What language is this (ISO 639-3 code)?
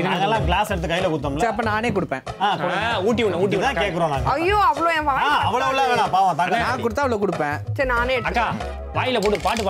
tam